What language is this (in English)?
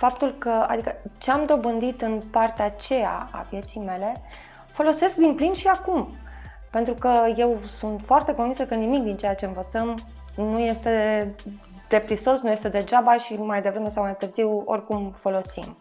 Romanian